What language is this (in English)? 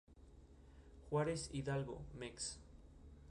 Spanish